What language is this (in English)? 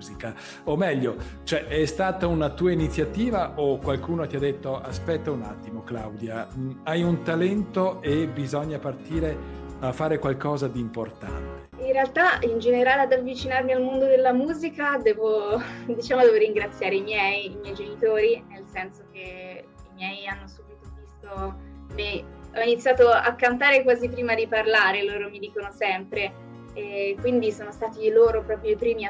Italian